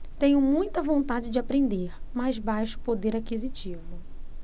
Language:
Portuguese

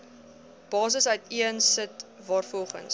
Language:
Afrikaans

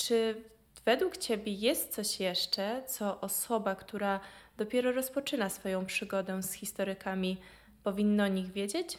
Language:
Polish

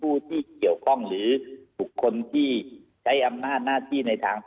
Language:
Thai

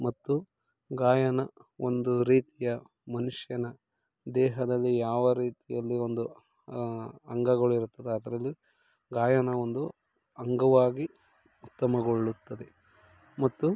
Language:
Kannada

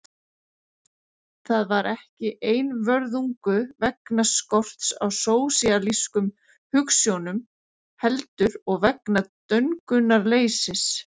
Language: Icelandic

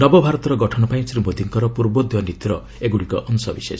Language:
Odia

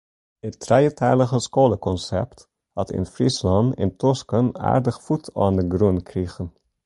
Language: Western Frisian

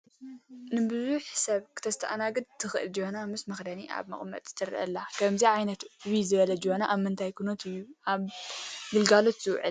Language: Tigrinya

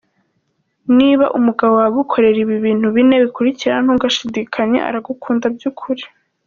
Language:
Kinyarwanda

